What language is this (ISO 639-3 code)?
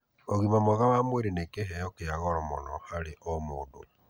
kik